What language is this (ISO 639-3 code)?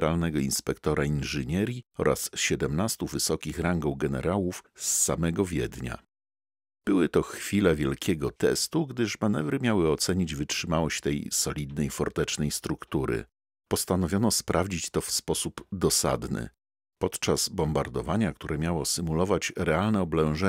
pol